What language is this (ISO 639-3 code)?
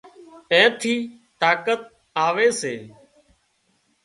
kxp